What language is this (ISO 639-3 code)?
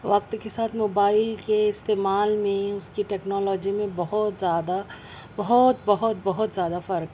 urd